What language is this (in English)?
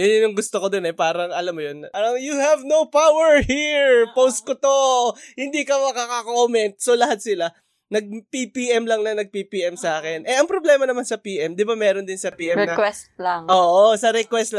Filipino